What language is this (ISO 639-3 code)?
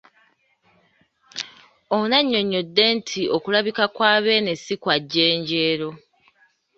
lug